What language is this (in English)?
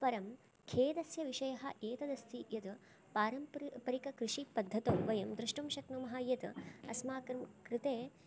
Sanskrit